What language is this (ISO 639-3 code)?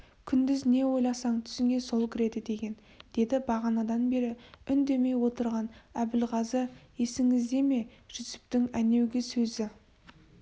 kaz